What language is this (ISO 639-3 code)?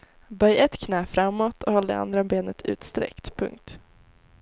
swe